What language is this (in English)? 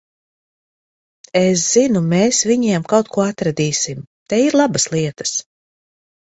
Latvian